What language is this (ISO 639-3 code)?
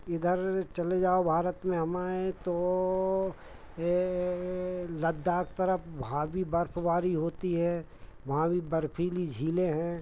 hin